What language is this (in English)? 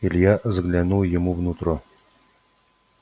Russian